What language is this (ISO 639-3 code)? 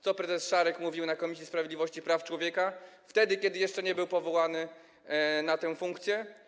pol